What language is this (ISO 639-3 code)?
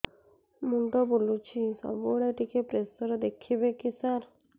ori